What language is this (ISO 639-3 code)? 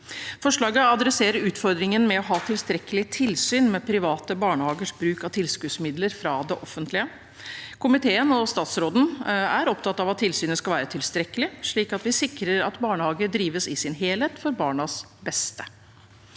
nor